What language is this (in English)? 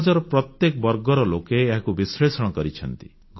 Odia